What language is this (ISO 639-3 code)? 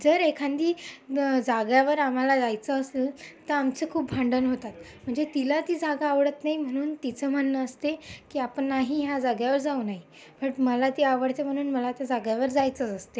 mar